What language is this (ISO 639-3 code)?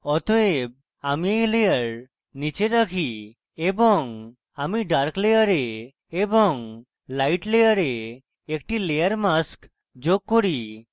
ben